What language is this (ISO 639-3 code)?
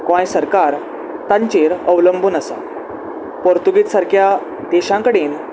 kok